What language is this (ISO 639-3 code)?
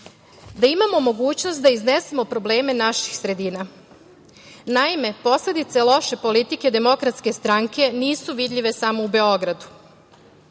srp